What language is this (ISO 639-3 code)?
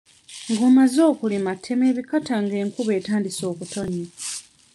lug